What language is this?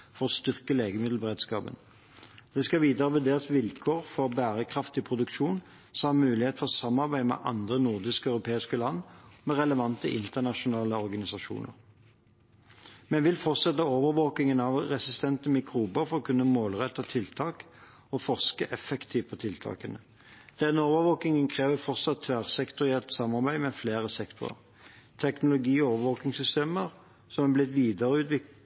Norwegian Bokmål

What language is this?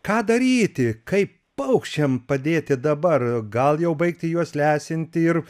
Lithuanian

